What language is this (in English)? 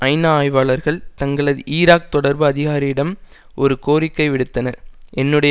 Tamil